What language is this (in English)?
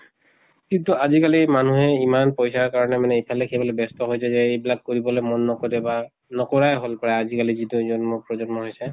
Assamese